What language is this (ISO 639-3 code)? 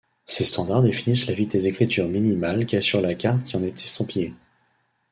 fra